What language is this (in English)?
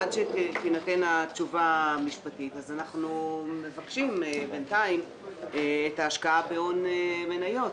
Hebrew